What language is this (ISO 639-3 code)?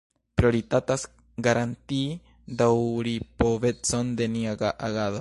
epo